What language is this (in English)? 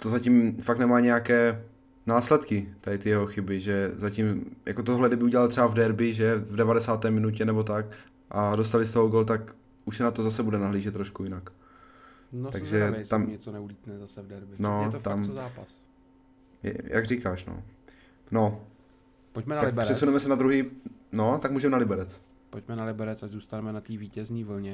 Czech